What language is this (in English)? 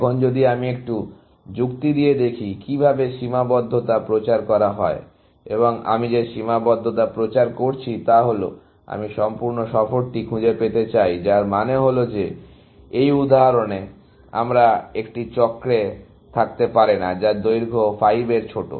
Bangla